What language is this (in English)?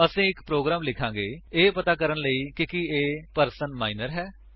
Punjabi